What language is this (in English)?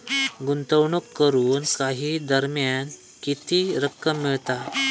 Marathi